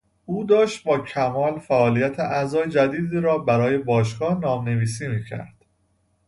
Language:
Persian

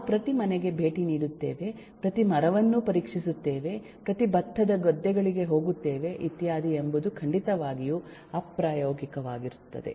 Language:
Kannada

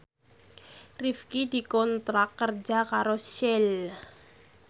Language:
Javanese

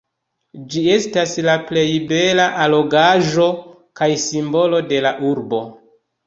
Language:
Esperanto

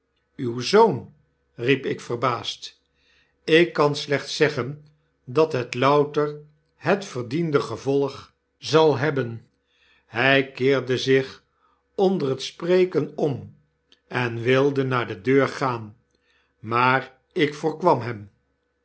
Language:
Dutch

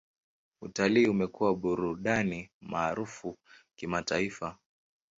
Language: Swahili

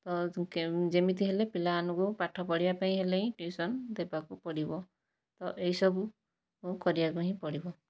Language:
Odia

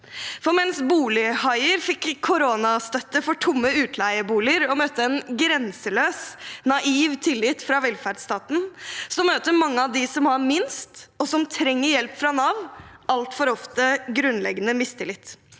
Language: Norwegian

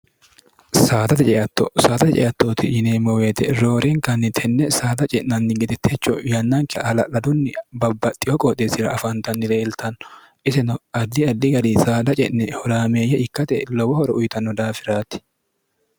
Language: Sidamo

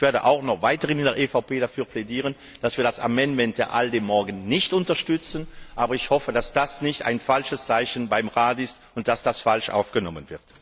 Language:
German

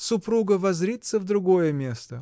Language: Russian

